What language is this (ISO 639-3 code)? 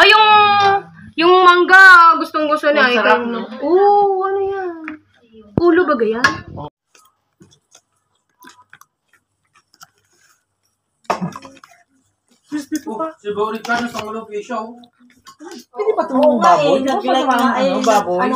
fil